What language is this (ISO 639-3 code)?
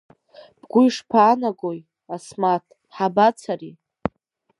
abk